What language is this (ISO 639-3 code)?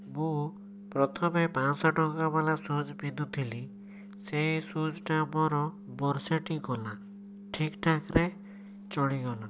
ori